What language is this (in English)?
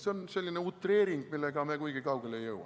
Estonian